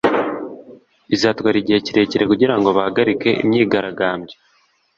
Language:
Kinyarwanda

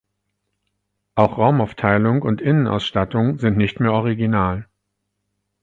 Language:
German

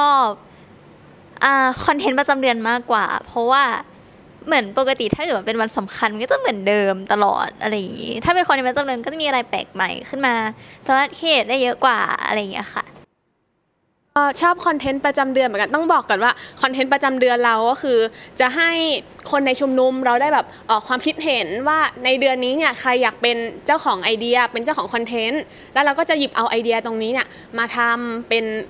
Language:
Thai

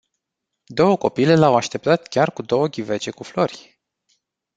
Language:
Romanian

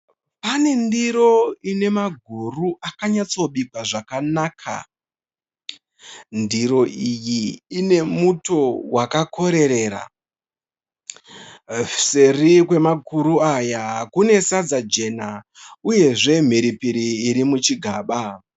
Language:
Shona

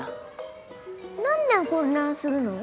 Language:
Japanese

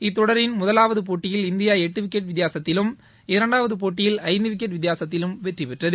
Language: Tamil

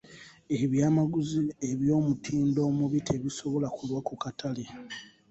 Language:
Ganda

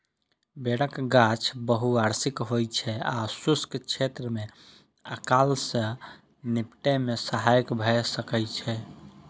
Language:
Maithili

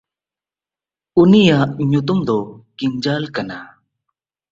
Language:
Santali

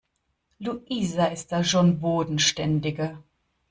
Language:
German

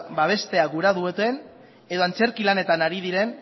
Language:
Basque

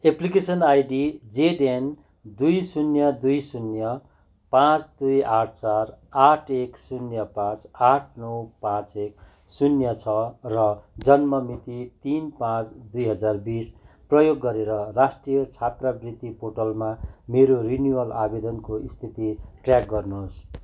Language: Nepali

